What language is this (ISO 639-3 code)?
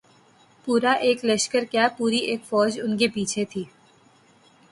urd